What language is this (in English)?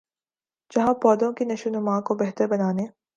Urdu